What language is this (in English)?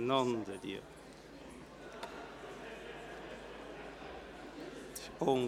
Swiss German